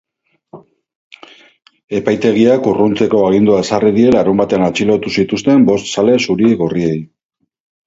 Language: Basque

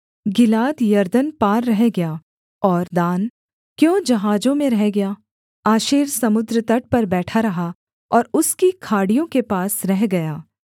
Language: Hindi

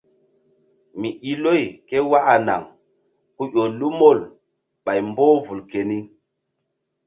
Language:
Mbum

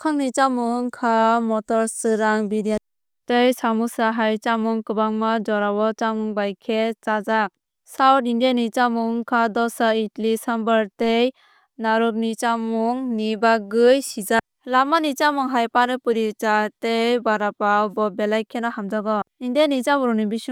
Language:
Kok Borok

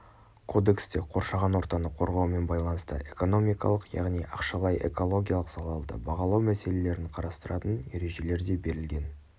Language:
Kazakh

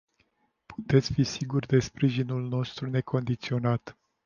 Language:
Romanian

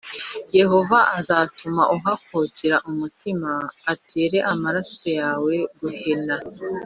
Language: Kinyarwanda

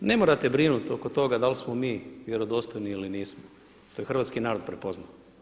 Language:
Croatian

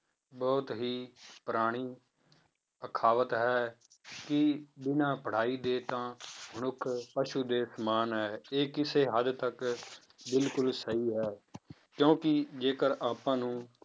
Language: Punjabi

